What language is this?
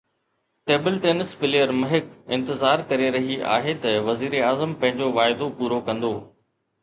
Sindhi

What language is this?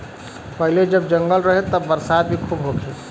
Bhojpuri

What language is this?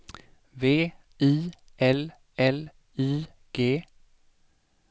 Swedish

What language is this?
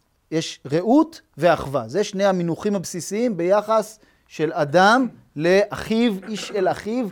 Hebrew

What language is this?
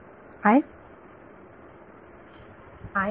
Marathi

